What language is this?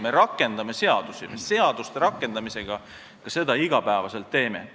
Estonian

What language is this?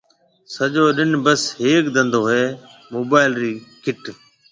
Marwari (Pakistan)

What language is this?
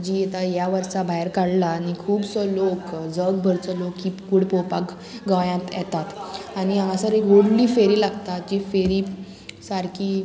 Konkani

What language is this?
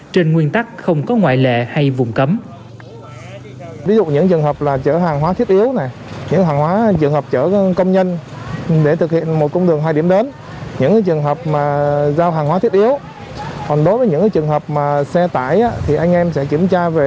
Vietnamese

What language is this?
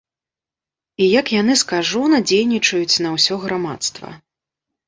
Belarusian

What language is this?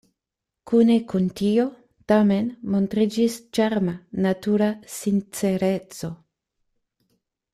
Esperanto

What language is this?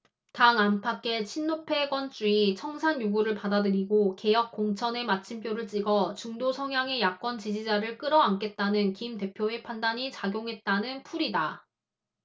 Korean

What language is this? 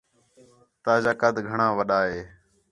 Khetrani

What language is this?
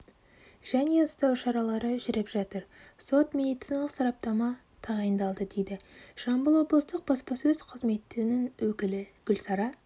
Kazakh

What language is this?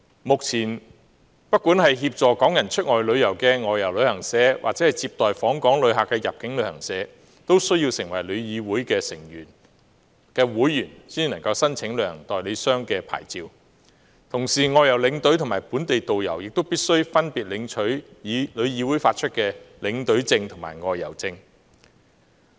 Cantonese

